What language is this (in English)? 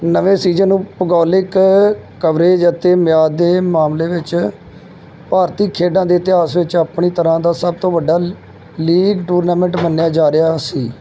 Punjabi